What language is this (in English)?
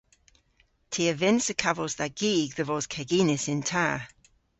Cornish